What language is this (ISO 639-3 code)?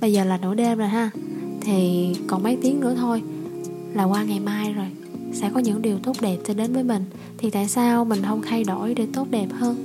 vie